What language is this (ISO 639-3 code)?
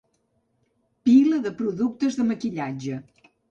cat